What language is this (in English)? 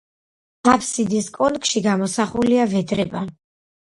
Georgian